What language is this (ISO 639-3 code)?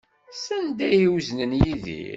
kab